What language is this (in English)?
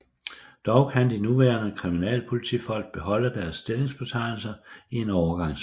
Danish